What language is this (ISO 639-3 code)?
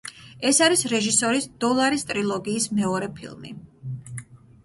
kat